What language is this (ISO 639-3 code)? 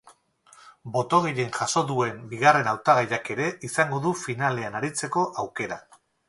eus